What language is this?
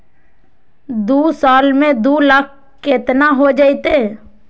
Magahi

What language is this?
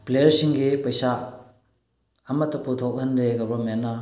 Manipuri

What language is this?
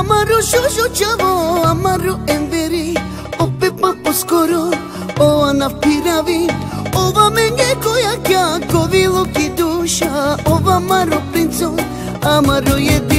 Romanian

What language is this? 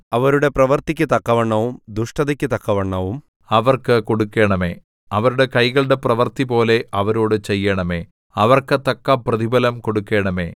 Malayalam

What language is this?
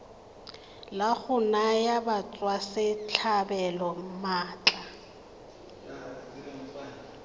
Tswana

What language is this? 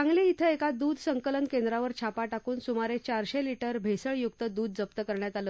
Marathi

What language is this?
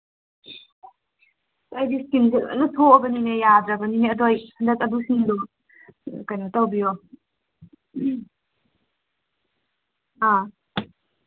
Manipuri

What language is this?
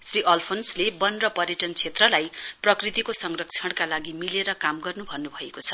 Nepali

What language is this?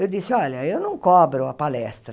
Portuguese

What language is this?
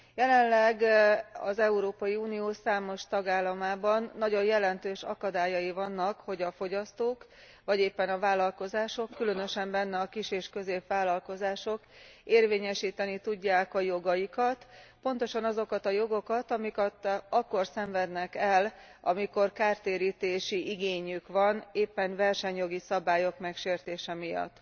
Hungarian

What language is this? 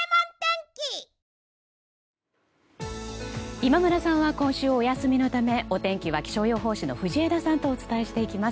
Japanese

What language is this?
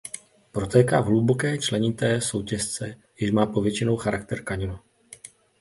Czech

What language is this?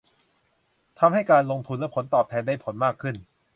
Thai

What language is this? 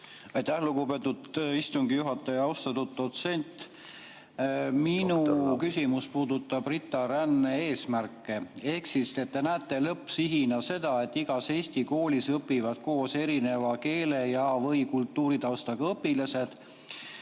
Estonian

